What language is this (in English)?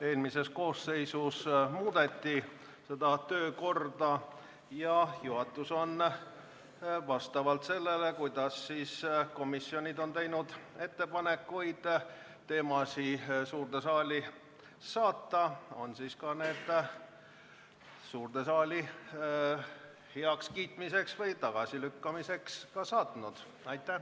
Estonian